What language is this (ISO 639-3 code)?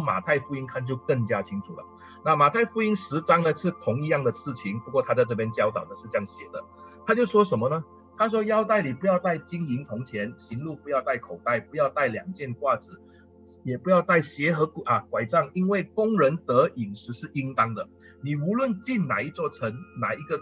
zho